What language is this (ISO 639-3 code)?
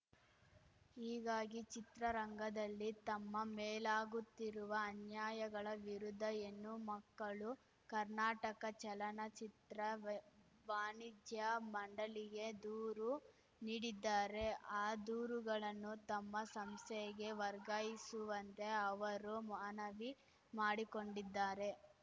kan